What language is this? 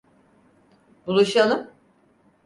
Turkish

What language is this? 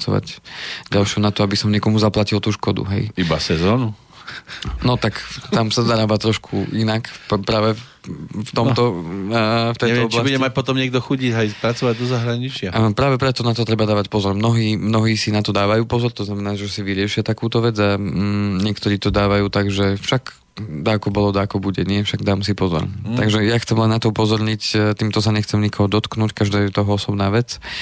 Slovak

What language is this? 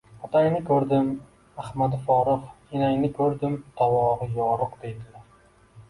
Uzbek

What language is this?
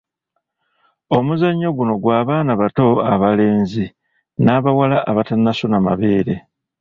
Ganda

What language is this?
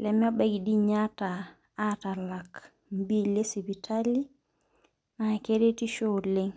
Masai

